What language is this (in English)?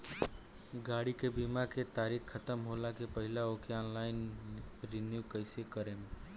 Bhojpuri